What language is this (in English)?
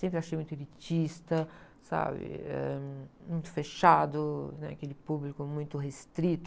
Portuguese